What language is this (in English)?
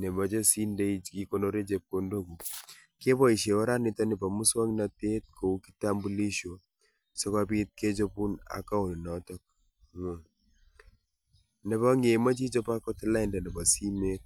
Kalenjin